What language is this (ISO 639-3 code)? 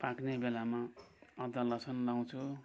nep